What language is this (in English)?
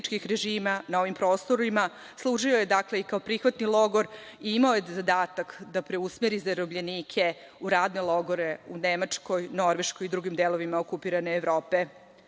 Serbian